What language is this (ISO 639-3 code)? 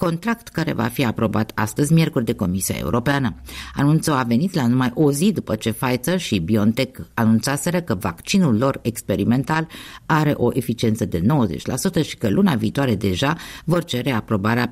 ron